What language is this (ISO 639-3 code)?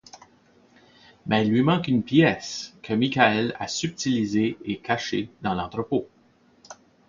fra